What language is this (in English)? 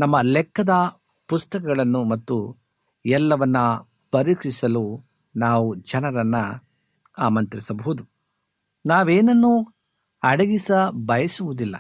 Kannada